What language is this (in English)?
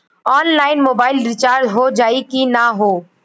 Bhojpuri